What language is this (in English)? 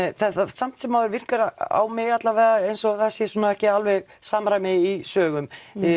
Icelandic